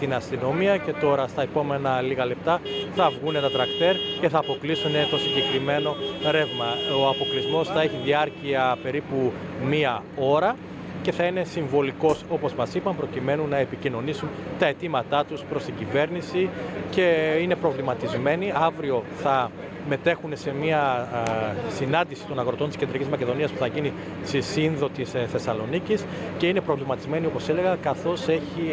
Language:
Greek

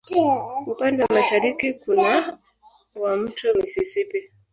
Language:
Swahili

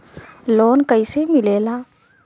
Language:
Bhojpuri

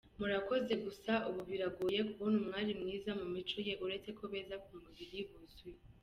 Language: Kinyarwanda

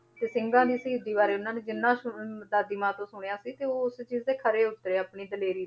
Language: Punjabi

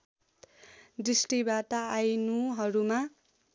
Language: Nepali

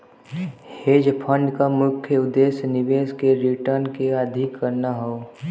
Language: Bhojpuri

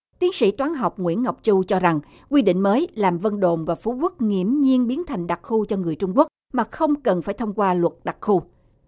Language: Vietnamese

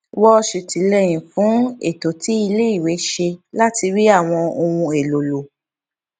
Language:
Yoruba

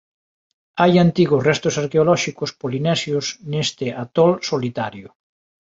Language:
Galician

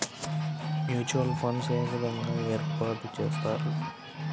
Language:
Telugu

